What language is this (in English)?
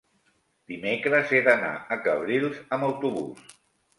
Catalan